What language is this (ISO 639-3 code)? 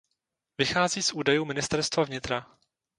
ces